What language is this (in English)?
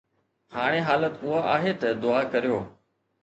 Sindhi